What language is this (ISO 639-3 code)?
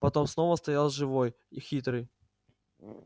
rus